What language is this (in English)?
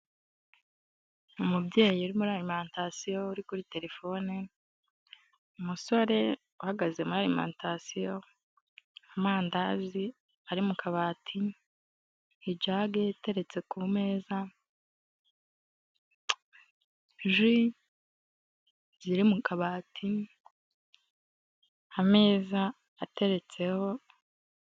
Kinyarwanda